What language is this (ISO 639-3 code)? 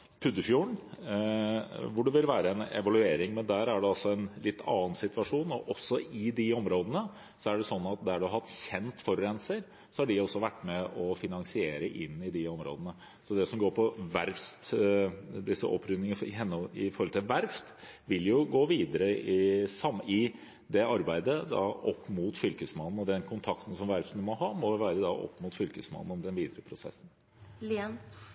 nor